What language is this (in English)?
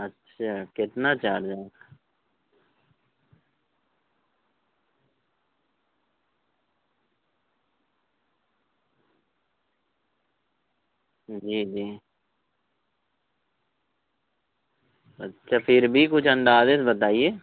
Urdu